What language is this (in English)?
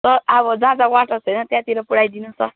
Nepali